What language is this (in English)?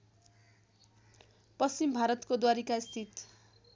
Nepali